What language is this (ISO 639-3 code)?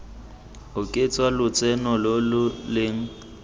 tsn